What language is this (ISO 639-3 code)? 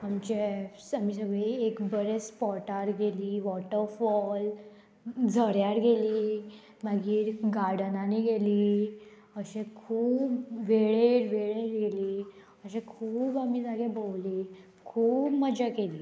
kok